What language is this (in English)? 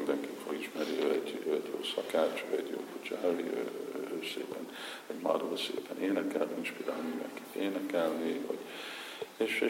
Hungarian